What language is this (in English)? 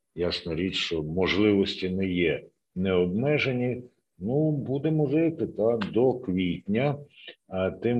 Ukrainian